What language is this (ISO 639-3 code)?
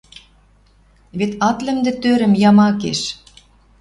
mrj